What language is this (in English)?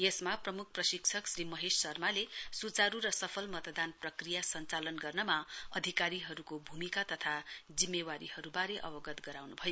Nepali